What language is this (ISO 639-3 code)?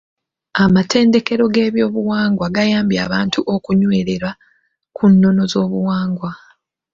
lug